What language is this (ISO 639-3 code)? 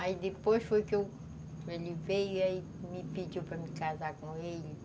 por